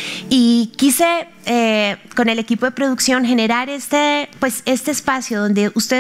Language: Spanish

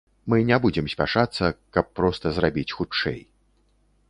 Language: Belarusian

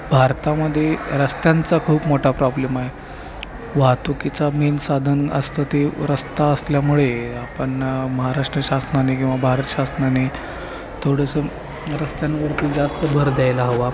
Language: Marathi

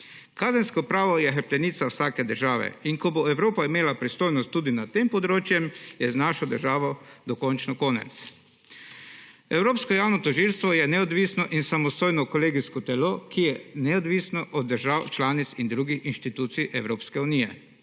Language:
Slovenian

